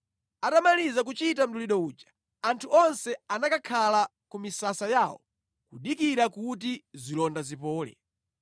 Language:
Nyanja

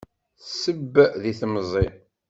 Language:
Kabyle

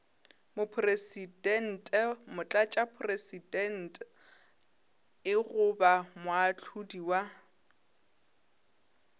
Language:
Northern Sotho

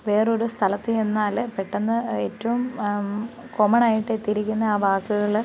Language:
Malayalam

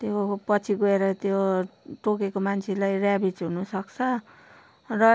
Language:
Nepali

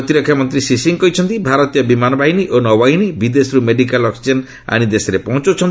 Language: Odia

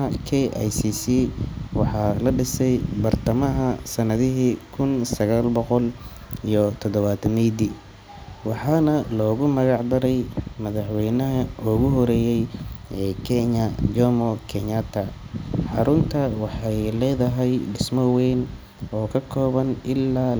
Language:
Somali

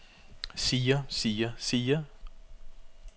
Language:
Danish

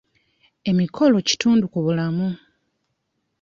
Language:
Ganda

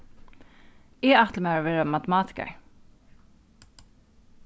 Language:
Faroese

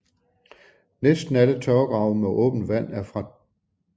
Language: Danish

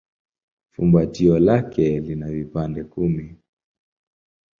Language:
Swahili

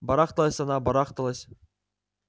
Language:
Russian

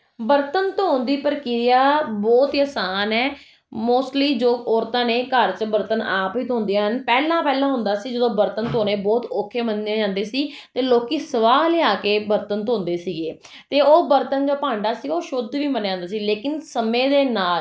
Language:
Punjabi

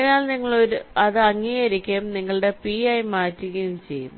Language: Malayalam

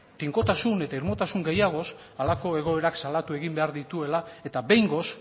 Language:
Basque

